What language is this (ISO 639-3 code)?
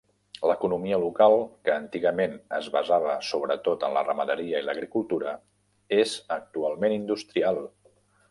cat